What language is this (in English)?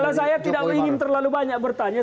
Indonesian